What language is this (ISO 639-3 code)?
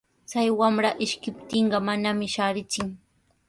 qws